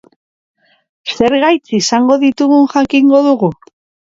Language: Basque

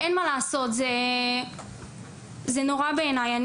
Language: Hebrew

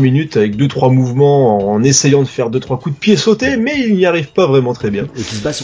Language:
French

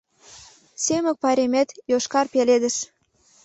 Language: Mari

